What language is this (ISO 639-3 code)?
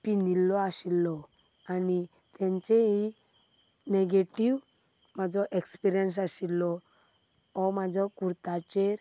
kok